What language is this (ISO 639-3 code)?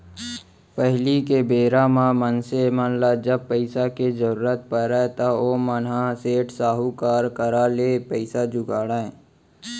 hne